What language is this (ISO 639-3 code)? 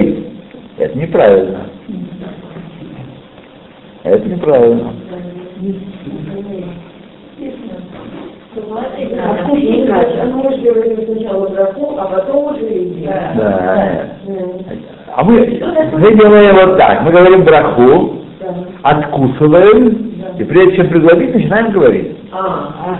rus